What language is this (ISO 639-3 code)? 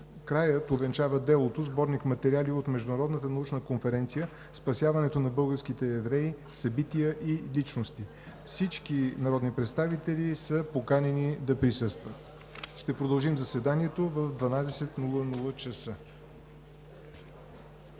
bul